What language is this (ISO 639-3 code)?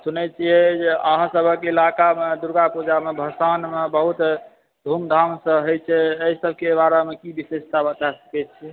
mai